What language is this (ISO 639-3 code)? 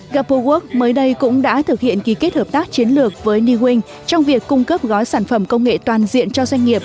vie